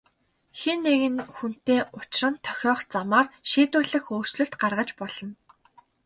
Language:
Mongolian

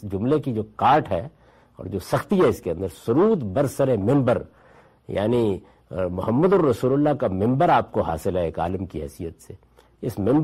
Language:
Urdu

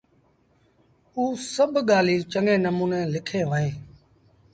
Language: Sindhi Bhil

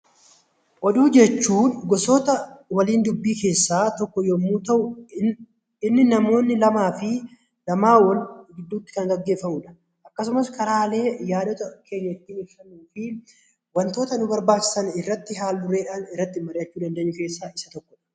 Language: Oromo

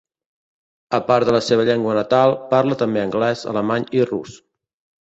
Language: Catalan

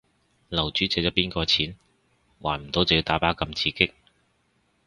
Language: Cantonese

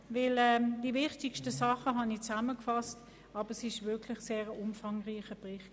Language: Swiss German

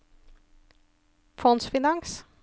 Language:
Norwegian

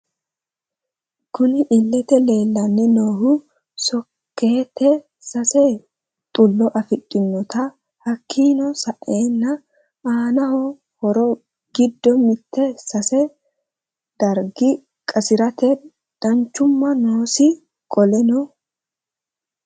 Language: Sidamo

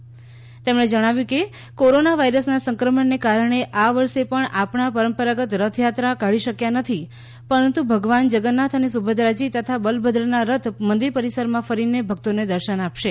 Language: Gujarati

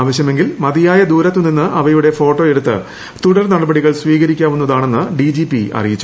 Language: Malayalam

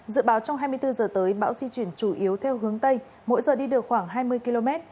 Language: Vietnamese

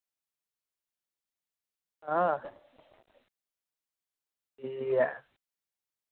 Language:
Dogri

